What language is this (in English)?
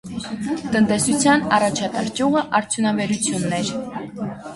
Armenian